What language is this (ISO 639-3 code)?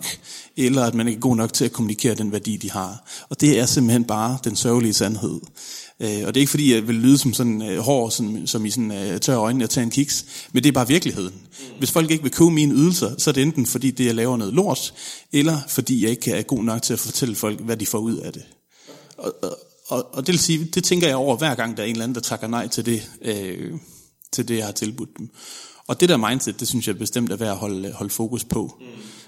dan